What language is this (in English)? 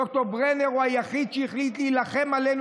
Hebrew